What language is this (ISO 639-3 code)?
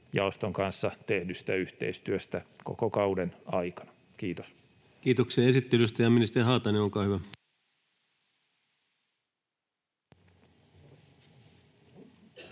fin